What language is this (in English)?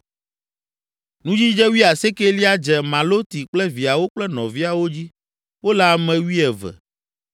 Ewe